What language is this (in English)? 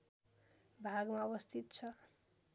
Nepali